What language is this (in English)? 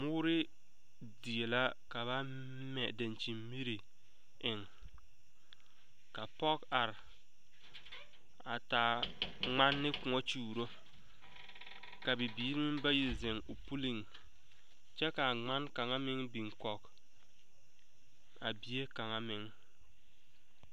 Southern Dagaare